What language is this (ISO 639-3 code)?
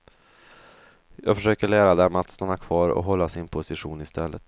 swe